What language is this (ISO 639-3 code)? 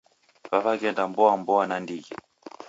dav